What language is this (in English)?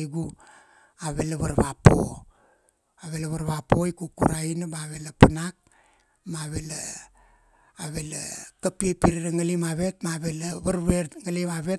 Kuanua